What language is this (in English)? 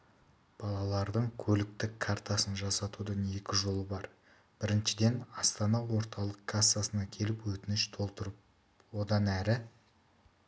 Kazakh